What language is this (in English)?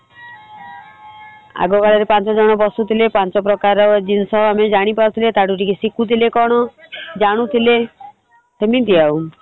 Odia